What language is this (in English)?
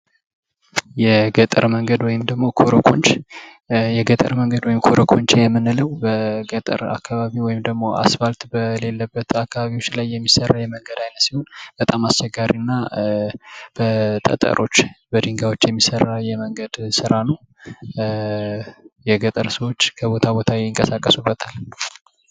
Amharic